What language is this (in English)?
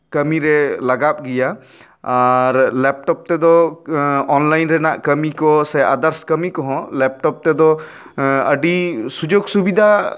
Santali